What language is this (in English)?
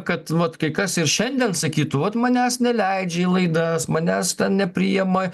Lithuanian